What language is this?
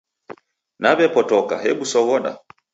Taita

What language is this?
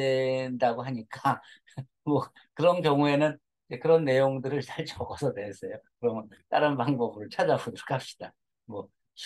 Korean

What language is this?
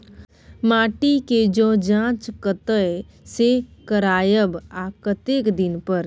Maithili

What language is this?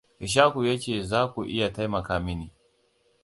Hausa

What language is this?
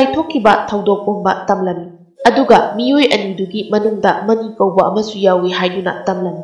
Thai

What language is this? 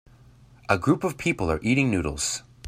English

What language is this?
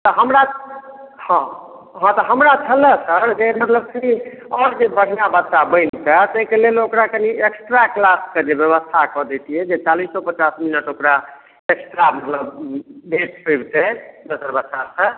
Maithili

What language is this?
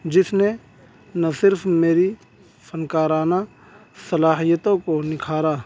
Urdu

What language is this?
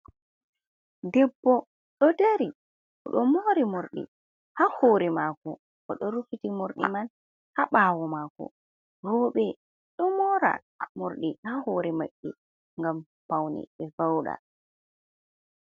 Fula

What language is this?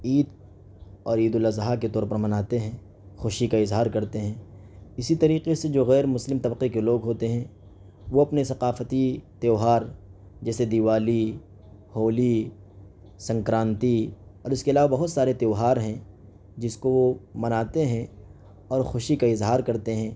Urdu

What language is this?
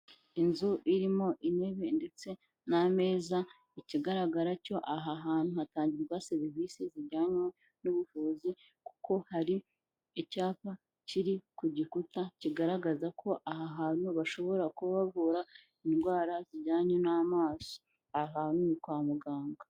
Kinyarwanda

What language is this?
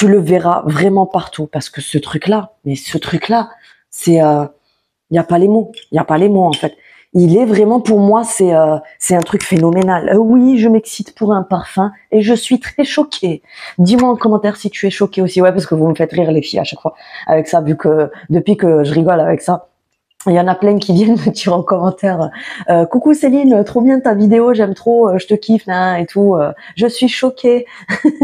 French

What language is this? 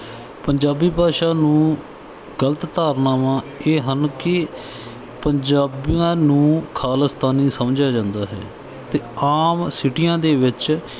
Punjabi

